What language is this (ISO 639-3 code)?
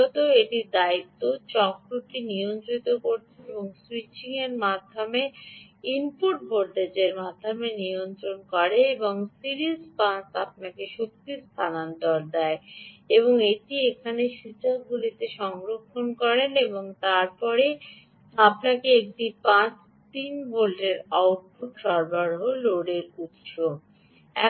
ben